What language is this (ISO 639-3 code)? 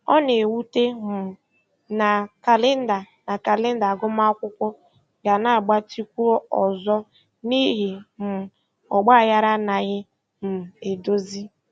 ibo